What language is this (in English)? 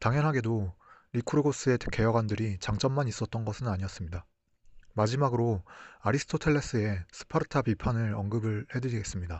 Korean